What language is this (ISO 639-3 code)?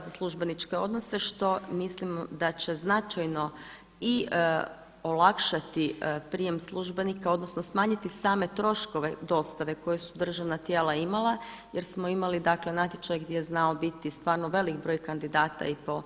hrv